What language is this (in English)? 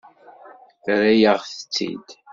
Kabyle